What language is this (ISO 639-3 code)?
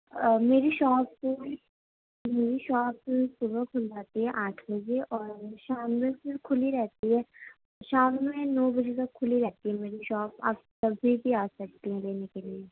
urd